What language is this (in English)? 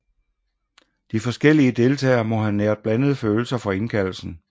Danish